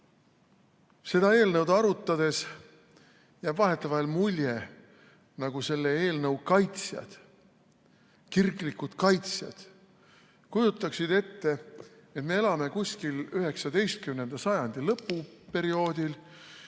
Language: Estonian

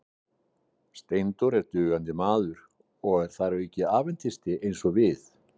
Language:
Icelandic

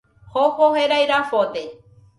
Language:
Nüpode Huitoto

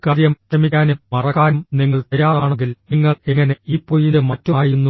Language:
Malayalam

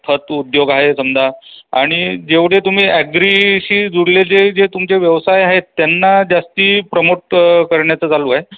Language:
Marathi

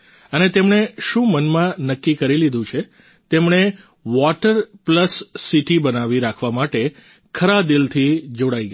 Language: Gujarati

